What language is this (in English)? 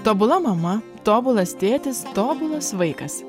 Lithuanian